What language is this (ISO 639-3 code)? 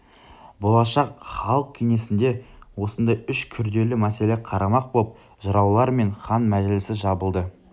kaz